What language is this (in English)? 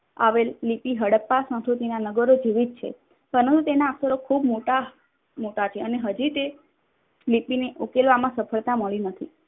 Gujarati